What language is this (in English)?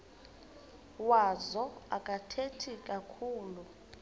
Xhosa